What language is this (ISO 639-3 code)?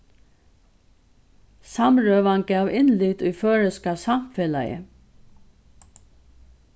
fao